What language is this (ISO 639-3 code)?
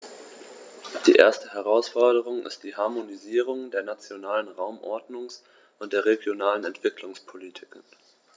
deu